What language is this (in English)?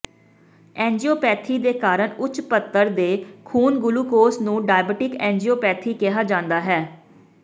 Punjabi